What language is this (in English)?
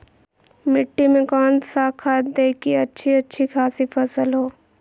Magahi